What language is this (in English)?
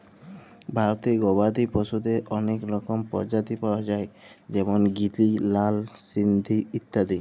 Bangla